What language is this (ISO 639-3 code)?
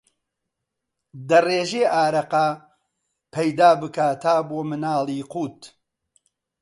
ckb